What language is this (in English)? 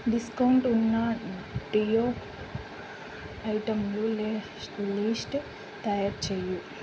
Telugu